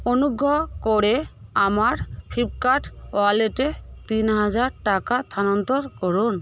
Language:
Bangla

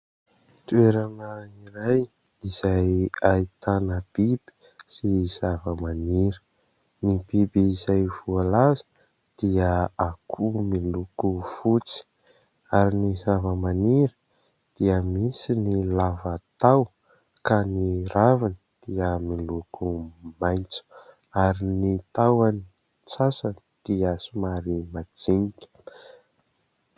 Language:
Malagasy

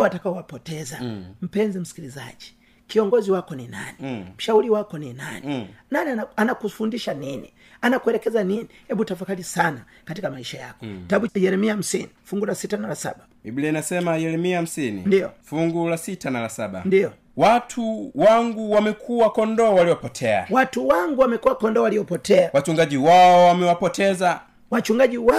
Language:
Swahili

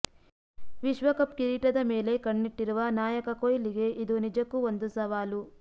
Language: Kannada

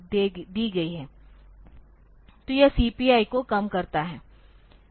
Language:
Hindi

